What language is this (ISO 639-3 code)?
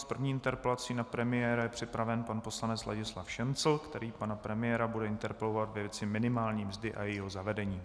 ces